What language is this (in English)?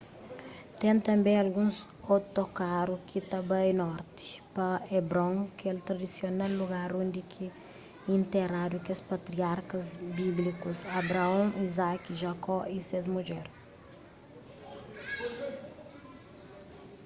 Kabuverdianu